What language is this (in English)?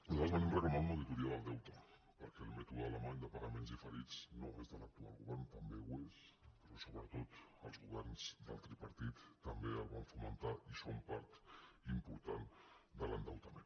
Catalan